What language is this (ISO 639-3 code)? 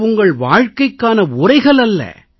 tam